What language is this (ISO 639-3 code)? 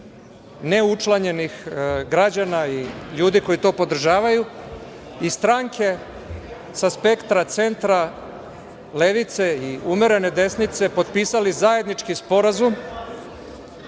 srp